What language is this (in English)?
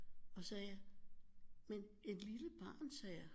Danish